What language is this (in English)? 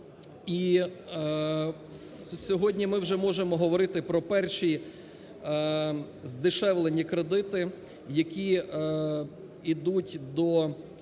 Ukrainian